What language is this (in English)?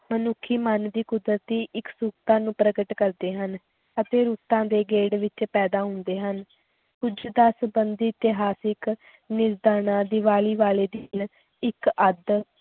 Punjabi